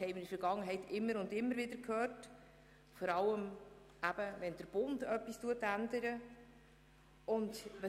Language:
Swiss German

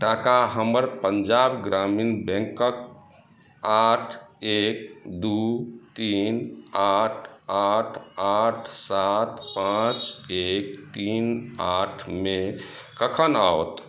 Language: Maithili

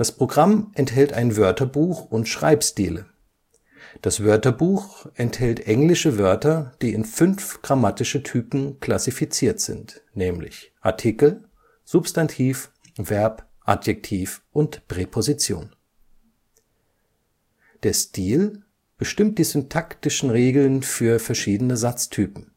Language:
German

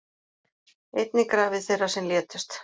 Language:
Icelandic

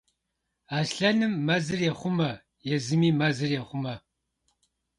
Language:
Kabardian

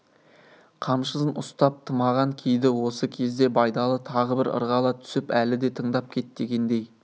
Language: Kazakh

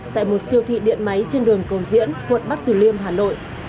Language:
Vietnamese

